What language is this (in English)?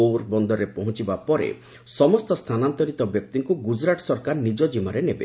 Odia